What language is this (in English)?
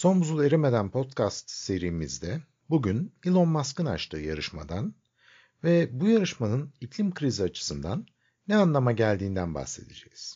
Turkish